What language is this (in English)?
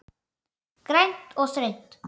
Icelandic